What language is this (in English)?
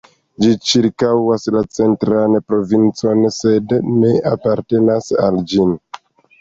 Esperanto